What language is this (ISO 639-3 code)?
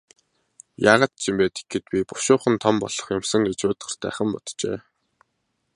mon